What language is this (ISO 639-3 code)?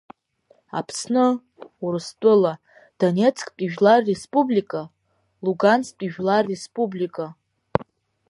abk